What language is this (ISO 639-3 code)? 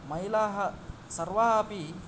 san